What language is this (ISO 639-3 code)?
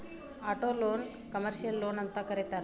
kan